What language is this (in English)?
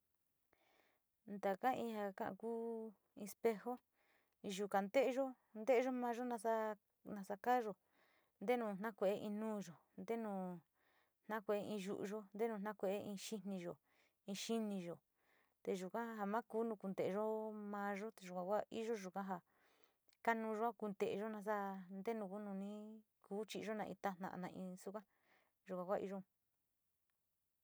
Sinicahua Mixtec